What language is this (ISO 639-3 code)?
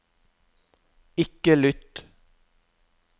nor